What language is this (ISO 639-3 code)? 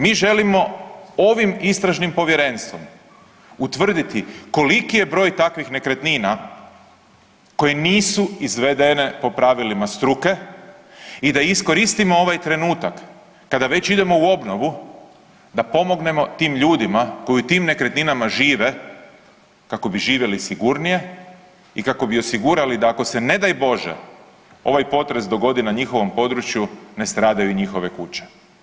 hrv